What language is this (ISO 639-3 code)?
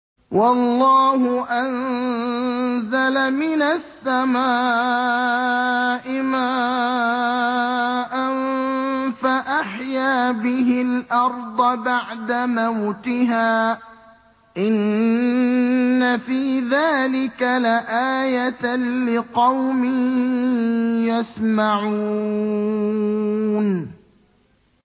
ara